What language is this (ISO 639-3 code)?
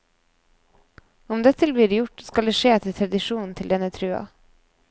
nor